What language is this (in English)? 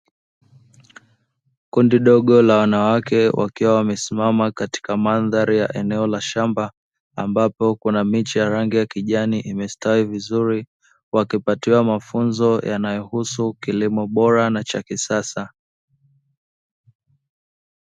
Swahili